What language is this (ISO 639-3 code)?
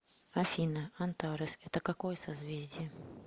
rus